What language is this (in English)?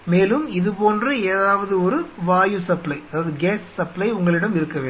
Tamil